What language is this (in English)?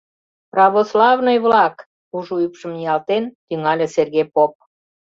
Mari